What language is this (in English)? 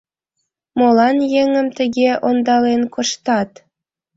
Mari